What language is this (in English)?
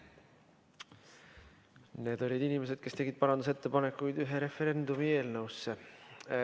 Estonian